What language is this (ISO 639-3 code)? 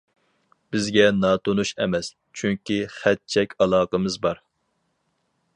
uig